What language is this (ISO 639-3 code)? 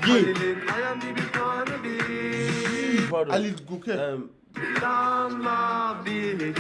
tur